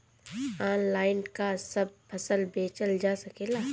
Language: Bhojpuri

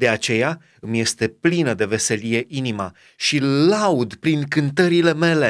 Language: Romanian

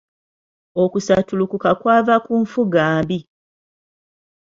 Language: Ganda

